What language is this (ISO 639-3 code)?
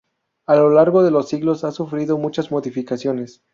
spa